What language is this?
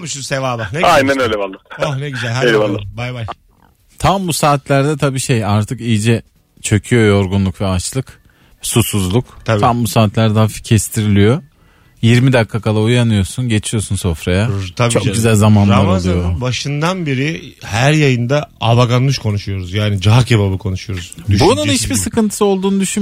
Turkish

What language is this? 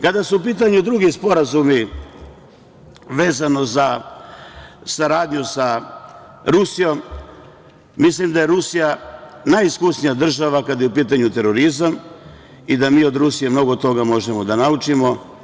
Serbian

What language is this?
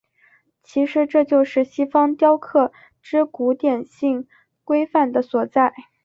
Chinese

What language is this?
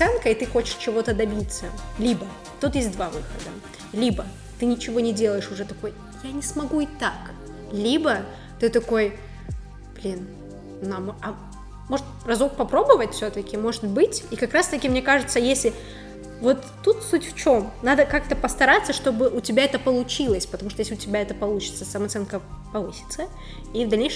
Russian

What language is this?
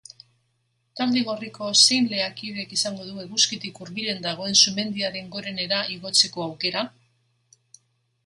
Basque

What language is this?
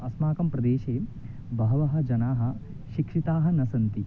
Sanskrit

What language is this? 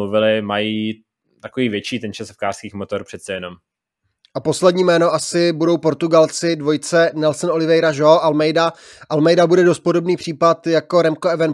Czech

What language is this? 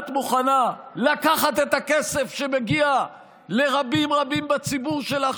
Hebrew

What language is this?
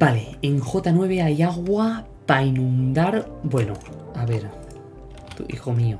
Spanish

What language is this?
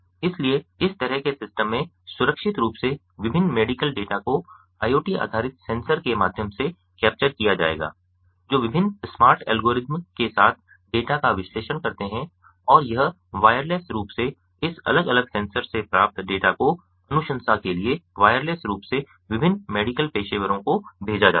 Hindi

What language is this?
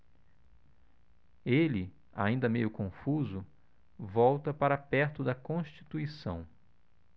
Portuguese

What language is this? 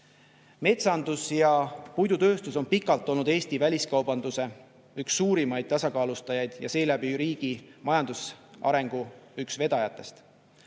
Estonian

